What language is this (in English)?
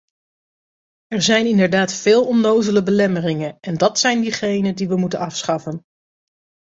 Dutch